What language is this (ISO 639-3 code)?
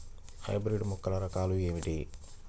tel